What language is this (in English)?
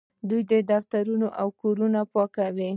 Pashto